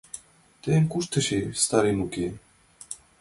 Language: Mari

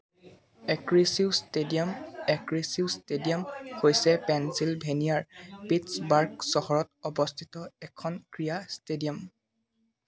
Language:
Assamese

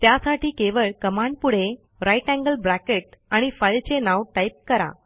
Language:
Marathi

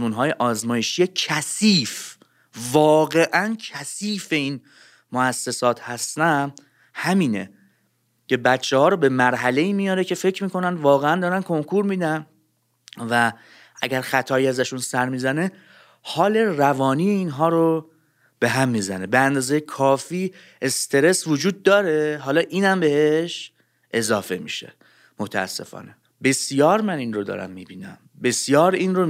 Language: Persian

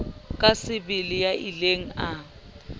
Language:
Southern Sotho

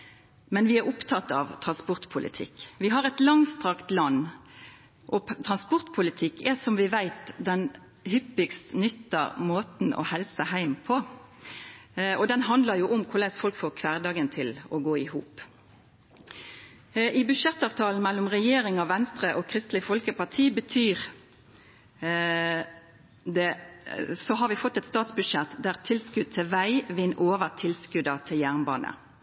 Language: Norwegian Nynorsk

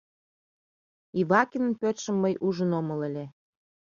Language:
Mari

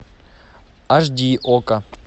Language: Russian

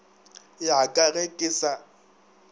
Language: Northern Sotho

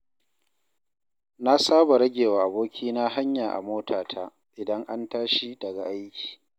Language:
Hausa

